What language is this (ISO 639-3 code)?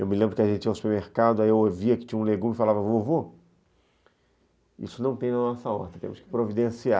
por